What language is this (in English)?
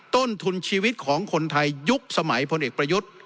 Thai